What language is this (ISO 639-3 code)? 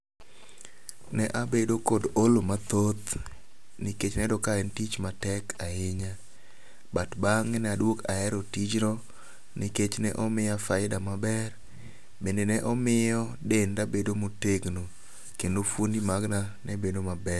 luo